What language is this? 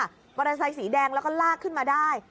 Thai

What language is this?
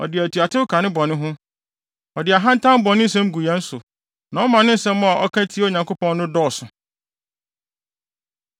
Akan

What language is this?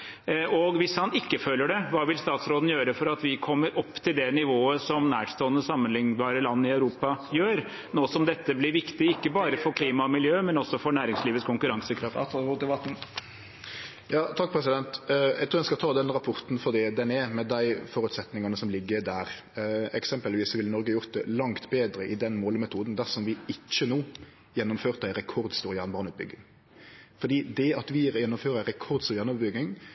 Norwegian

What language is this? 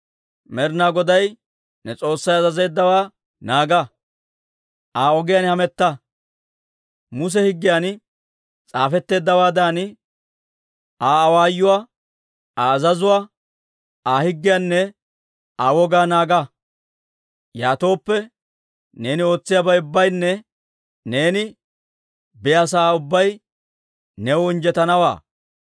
Dawro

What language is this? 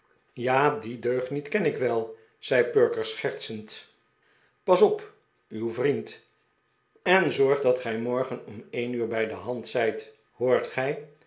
Dutch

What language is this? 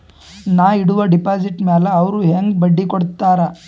Kannada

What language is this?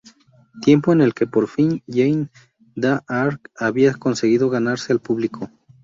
Spanish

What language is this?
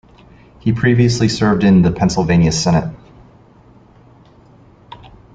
English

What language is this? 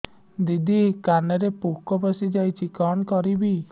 Odia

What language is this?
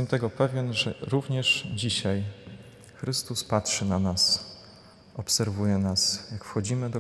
Polish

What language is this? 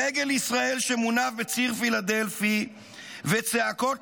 Hebrew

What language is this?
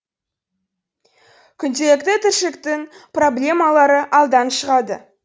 Kazakh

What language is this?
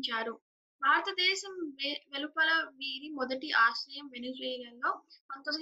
Telugu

